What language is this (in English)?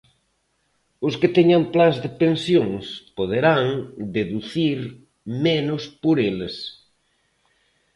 Galician